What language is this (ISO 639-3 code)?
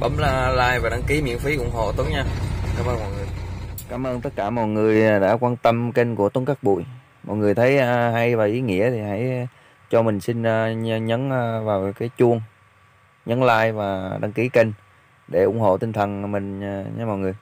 vie